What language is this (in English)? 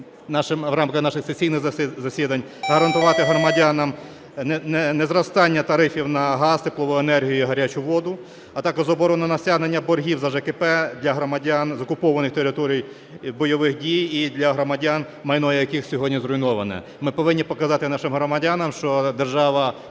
Ukrainian